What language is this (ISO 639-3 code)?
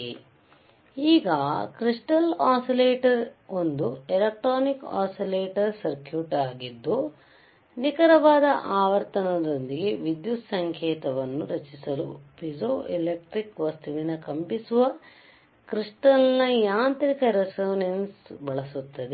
kan